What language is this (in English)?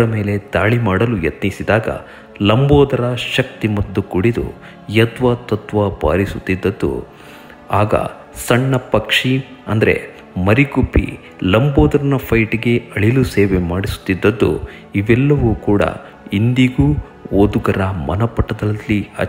Kannada